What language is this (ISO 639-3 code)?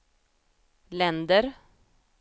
swe